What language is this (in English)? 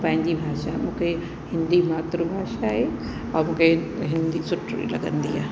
Sindhi